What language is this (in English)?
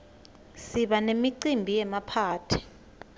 Swati